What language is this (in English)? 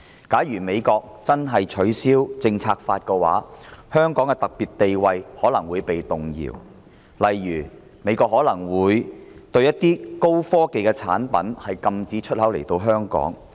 Cantonese